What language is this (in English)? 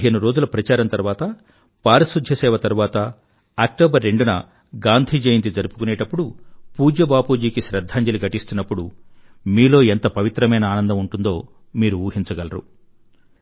Telugu